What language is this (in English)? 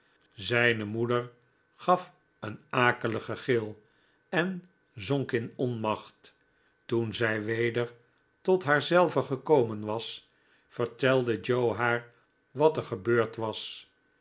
Dutch